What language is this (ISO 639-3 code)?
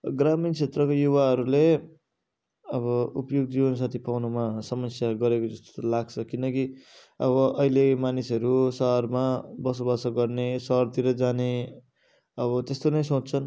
nep